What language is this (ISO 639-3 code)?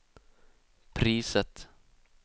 swe